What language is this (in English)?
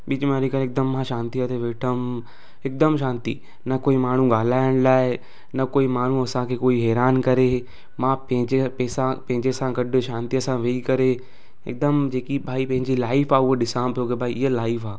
Sindhi